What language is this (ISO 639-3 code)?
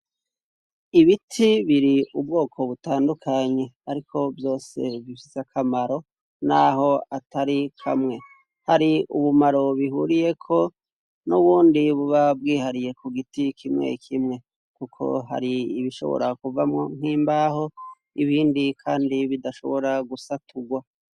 run